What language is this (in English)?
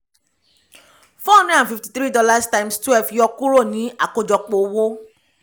Yoruba